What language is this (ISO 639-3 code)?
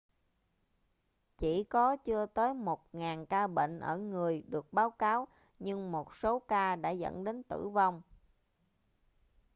vie